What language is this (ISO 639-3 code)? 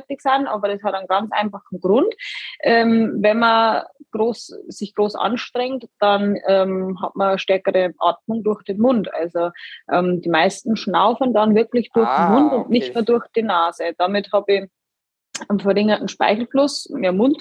deu